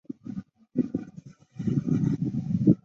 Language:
Chinese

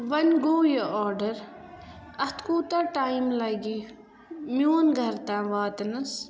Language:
Kashmiri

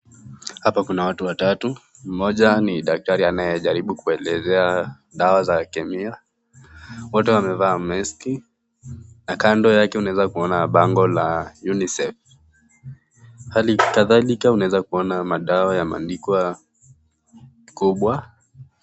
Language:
Swahili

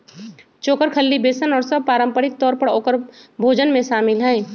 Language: Magahi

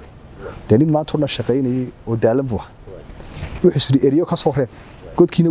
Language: Arabic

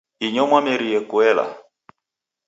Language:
Taita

